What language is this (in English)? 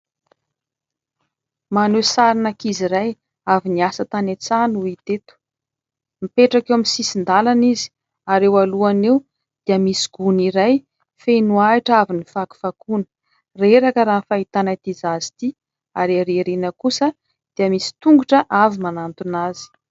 Malagasy